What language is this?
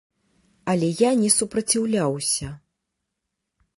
Belarusian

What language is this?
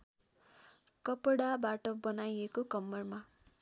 Nepali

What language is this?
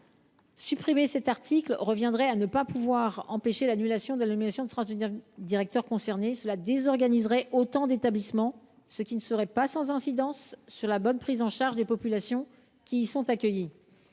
French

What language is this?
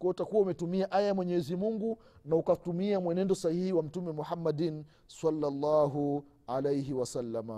Swahili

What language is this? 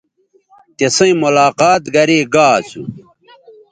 Bateri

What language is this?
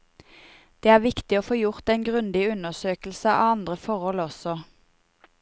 Norwegian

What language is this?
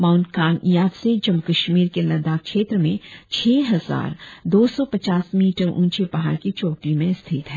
Hindi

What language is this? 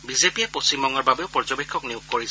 Assamese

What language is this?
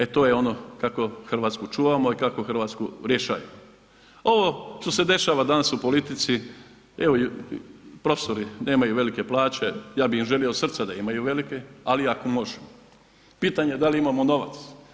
Croatian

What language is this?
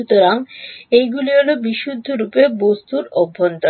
Bangla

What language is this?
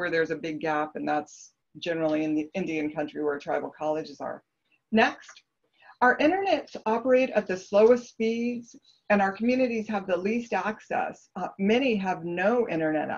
English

